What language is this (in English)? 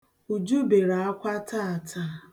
Igbo